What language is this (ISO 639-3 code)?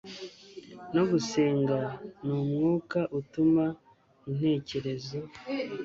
kin